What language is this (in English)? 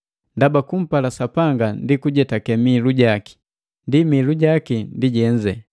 Matengo